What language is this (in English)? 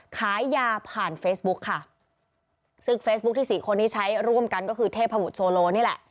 Thai